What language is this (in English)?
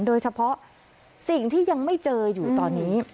Thai